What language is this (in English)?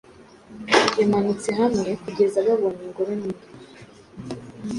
Kinyarwanda